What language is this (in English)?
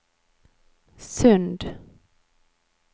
Norwegian